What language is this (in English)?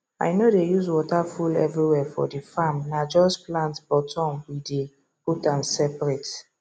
Nigerian Pidgin